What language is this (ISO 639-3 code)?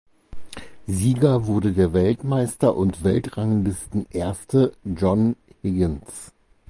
deu